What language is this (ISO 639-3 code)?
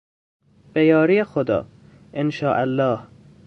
fas